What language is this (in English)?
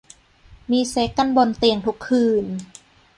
Thai